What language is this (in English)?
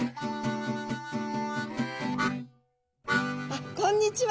Japanese